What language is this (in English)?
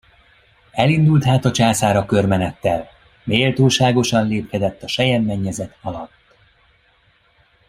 Hungarian